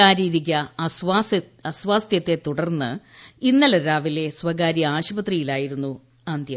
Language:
Malayalam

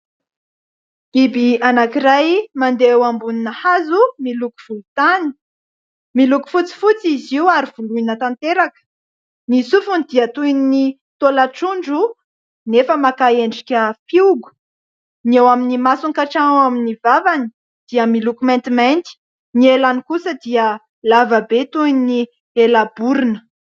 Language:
Malagasy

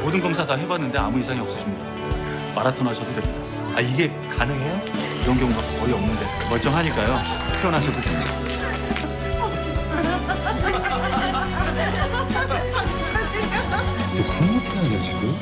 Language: Korean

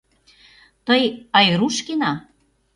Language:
Mari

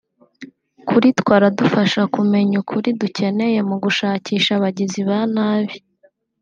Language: Kinyarwanda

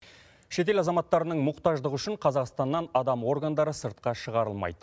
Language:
Kazakh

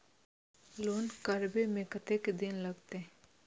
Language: Maithili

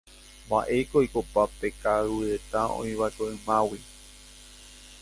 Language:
Guarani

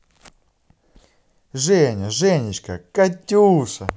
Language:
Russian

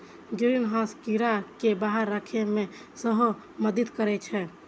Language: Maithili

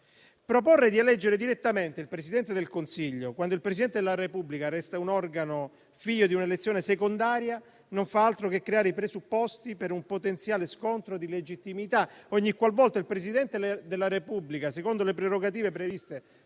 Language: Italian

